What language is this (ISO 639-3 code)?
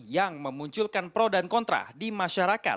ind